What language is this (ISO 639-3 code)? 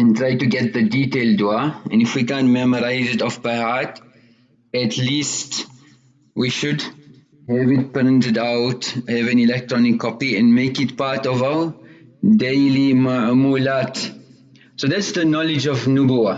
eng